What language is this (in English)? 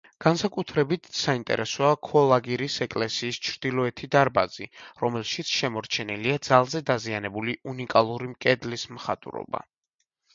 Georgian